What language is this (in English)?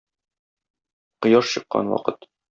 Tatar